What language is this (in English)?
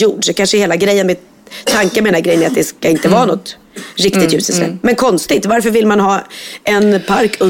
Swedish